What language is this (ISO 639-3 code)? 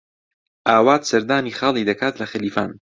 ckb